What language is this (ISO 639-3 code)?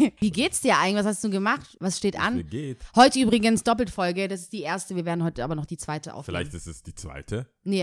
deu